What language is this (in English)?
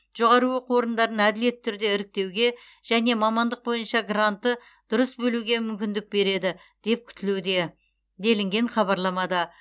Kazakh